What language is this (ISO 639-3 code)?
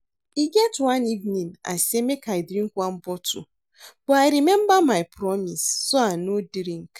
pcm